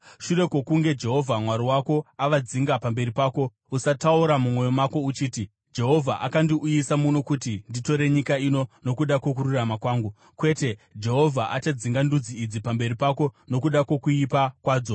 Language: Shona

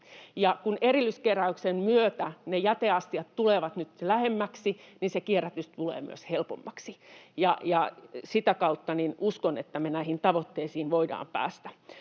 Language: Finnish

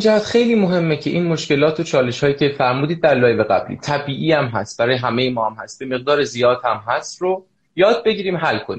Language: Persian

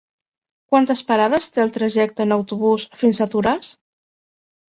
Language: Catalan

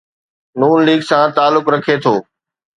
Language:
Sindhi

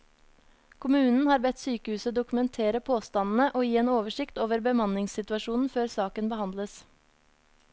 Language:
Norwegian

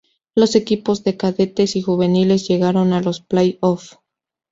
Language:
Spanish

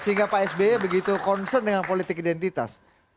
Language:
Indonesian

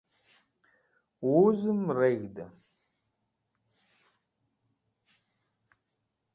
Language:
Wakhi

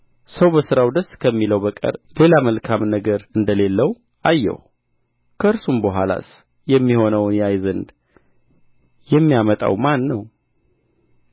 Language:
Amharic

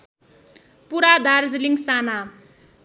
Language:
Nepali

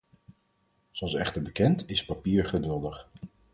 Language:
Dutch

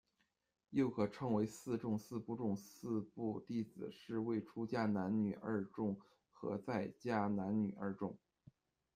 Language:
Chinese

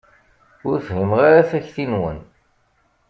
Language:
Kabyle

